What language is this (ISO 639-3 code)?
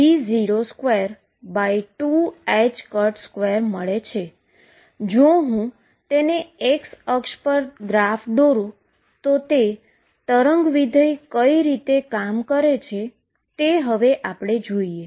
guj